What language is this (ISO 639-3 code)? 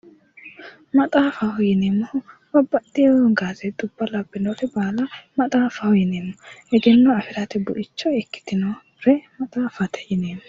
sid